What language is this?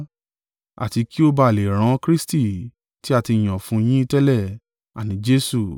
Yoruba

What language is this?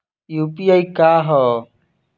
Bhojpuri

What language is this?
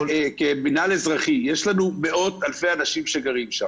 Hebrew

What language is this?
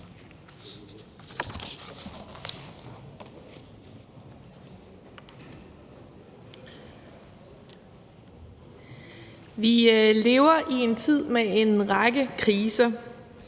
Danish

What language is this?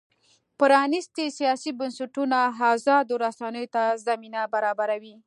Pashto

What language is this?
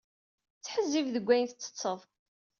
Kabyle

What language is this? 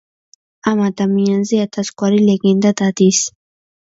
Georgian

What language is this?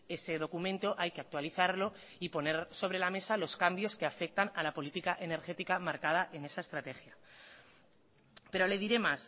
Spanish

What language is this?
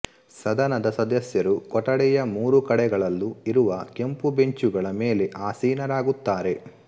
Kannada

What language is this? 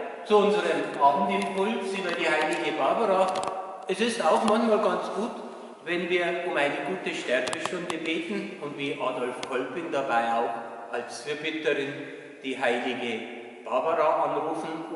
German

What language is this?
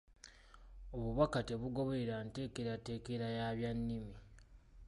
Ganda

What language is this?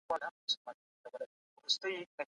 Pashto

